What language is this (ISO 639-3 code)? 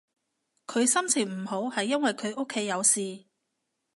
yue